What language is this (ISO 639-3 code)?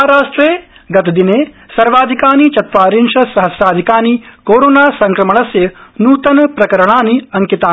san